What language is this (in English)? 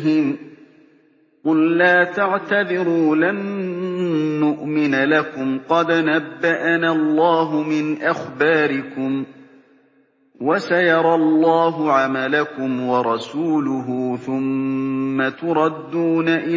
Arabic